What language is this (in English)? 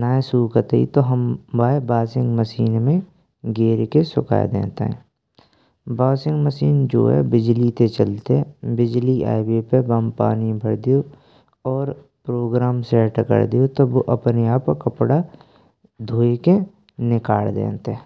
Braj